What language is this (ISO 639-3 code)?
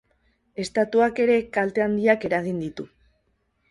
eus